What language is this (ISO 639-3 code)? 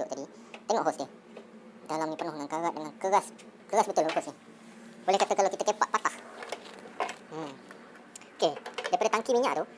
msa